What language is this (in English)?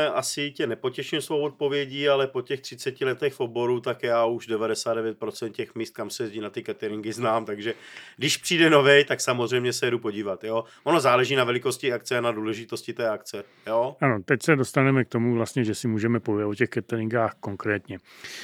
Czech